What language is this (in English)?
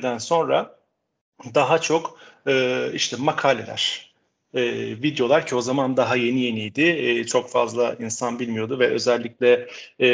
Turkish